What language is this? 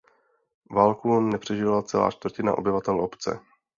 Czech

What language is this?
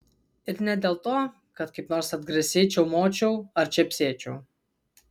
Lithuanian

